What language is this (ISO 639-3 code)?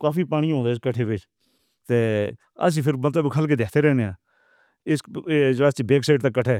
hno